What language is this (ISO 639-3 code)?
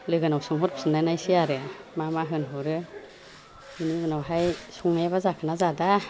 brx